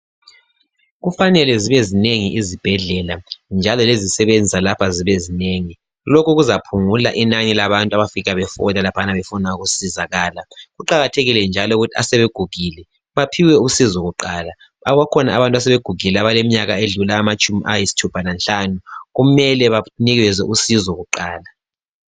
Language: North Ndebele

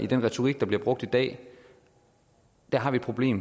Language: Danish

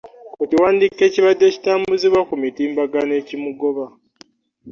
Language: Ganda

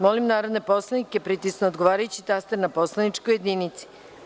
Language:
Serbian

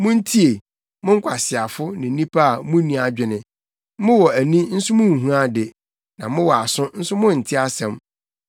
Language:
Akan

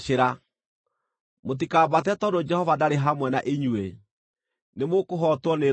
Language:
Kikuyu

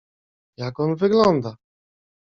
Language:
Polish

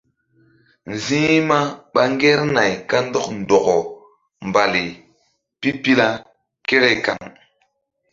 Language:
Mbum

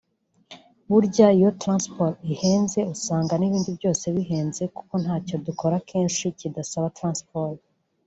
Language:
Kinyarwanda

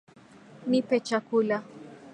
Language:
Swahili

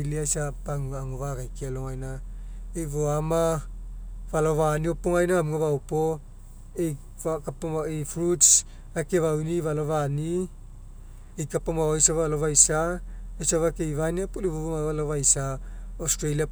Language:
Mekeo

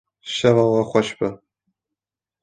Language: Kurdish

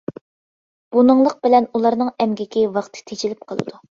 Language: Uyghur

